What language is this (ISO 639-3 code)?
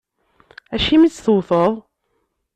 kab